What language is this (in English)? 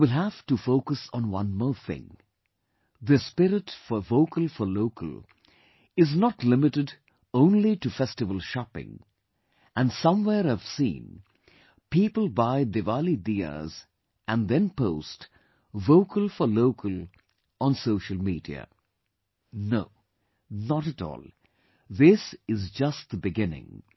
English